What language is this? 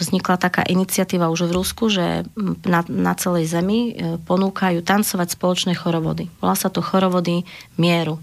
Slovak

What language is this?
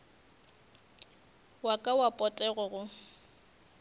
Northern Sotho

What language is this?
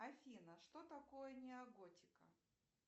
Russian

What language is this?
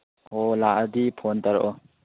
Manipuri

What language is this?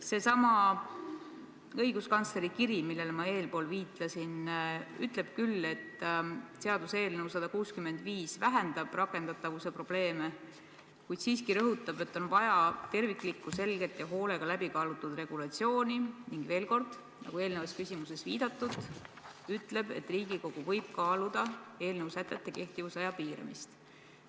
Estonian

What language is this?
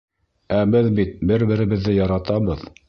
Bashkir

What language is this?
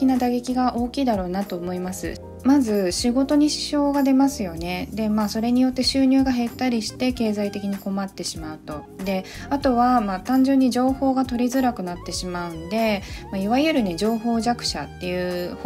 Japanese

